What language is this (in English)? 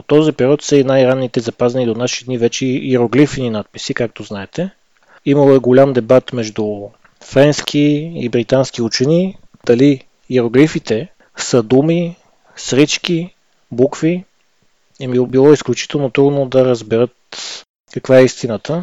Bulgarian